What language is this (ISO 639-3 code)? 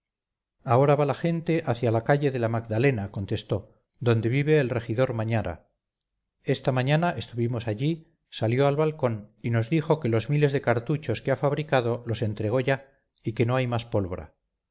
spa